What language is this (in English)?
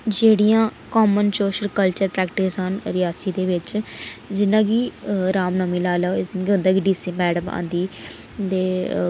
Dogri